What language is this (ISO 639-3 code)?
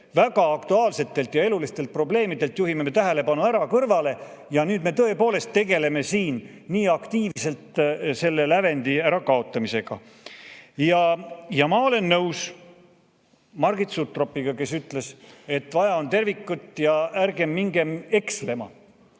est